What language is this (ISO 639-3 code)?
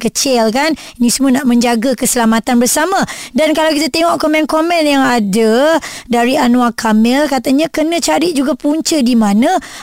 msa